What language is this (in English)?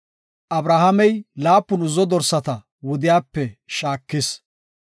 Gofa